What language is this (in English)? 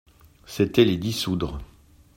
French